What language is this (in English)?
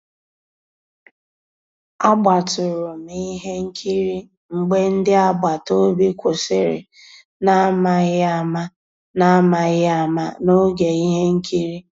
Igbo